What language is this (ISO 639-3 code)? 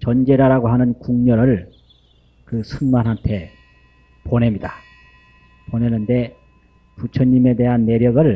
kor